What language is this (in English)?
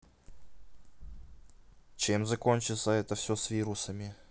Russian